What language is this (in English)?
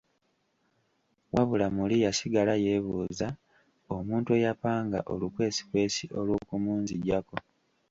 Ganda